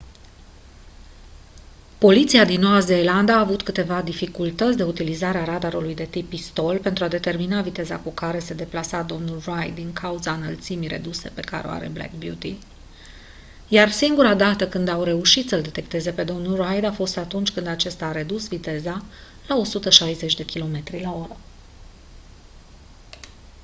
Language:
Romanian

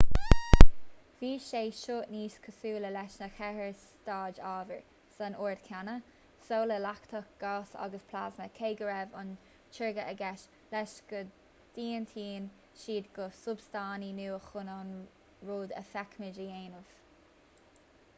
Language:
Irish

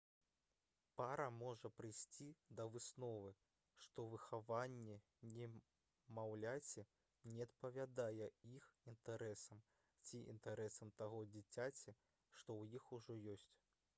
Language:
Belarusian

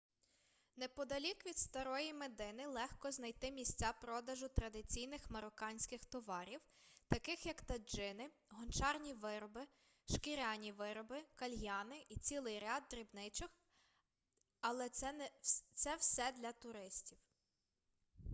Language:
Ukrainian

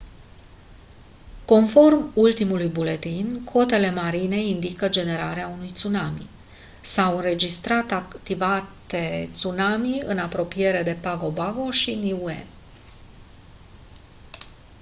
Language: Romanian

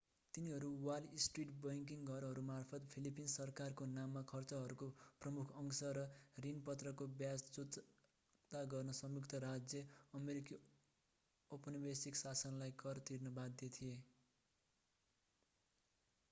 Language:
Nepali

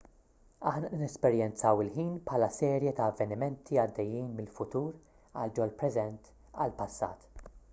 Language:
Maltese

